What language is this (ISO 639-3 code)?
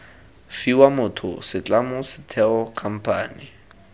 tsn